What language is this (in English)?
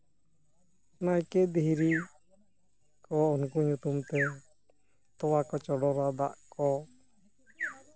Santali